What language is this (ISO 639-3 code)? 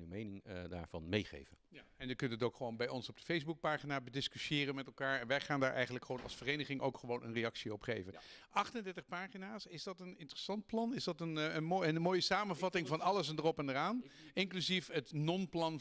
nld